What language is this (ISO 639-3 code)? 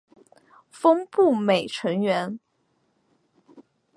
zho